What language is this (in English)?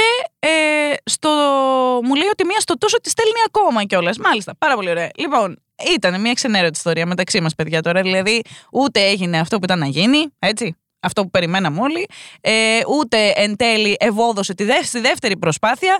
Greek